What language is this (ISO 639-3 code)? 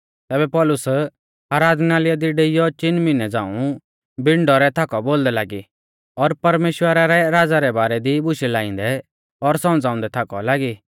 bfz